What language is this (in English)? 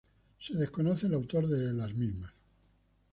Spanish